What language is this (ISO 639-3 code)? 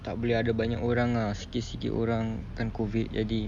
eng